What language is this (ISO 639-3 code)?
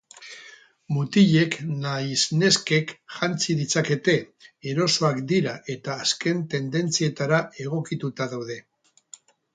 eus